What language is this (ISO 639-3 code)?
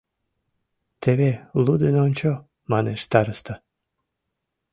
chm